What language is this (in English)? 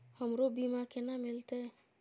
Maithili